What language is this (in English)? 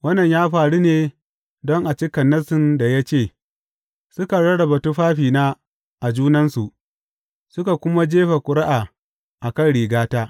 Hausa